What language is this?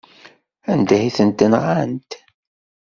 Kabyle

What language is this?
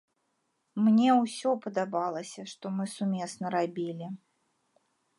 Belarusian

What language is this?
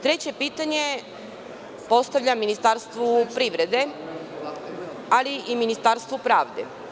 Serbian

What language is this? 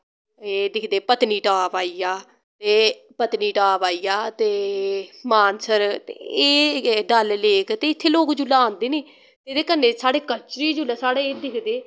Dogri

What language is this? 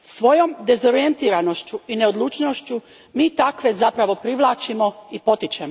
Croatian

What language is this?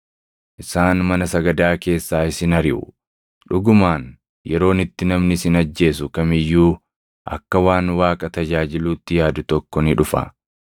Oromo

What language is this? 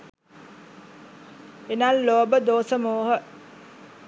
Sinhala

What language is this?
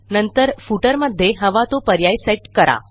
Marathi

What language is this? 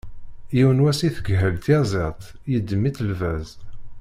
Kabyle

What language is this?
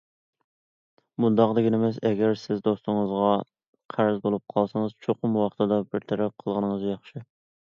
Uyghur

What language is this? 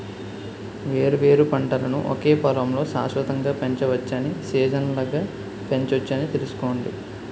Telugu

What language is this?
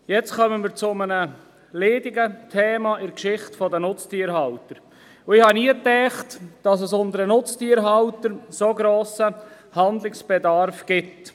Swiss German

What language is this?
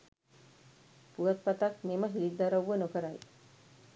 Sinhala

